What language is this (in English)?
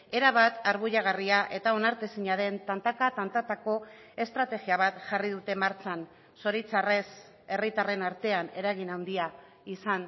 Basque